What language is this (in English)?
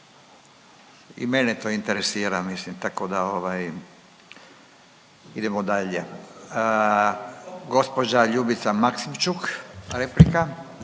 Croatian